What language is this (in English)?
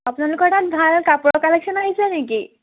Assamese